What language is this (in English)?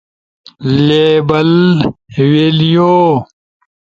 Ushojo